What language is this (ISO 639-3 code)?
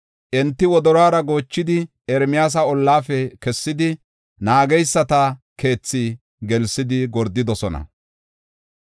gof